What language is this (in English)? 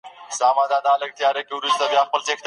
Pashto